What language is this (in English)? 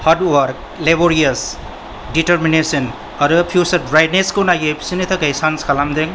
Bodo